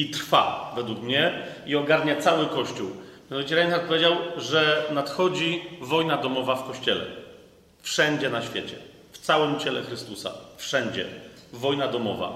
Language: Polish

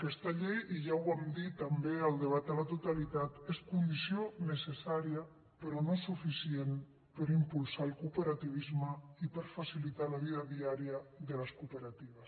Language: Catalan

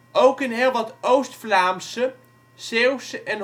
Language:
Dutch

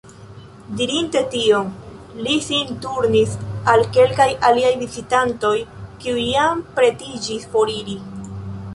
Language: Esperanto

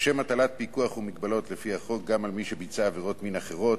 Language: Hebrew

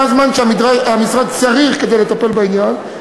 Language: Hebrew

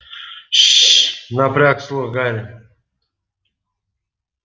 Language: Russian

